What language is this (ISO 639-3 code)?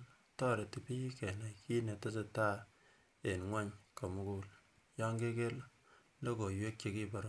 kln